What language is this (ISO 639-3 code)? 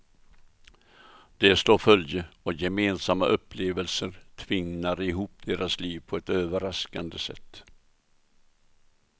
swe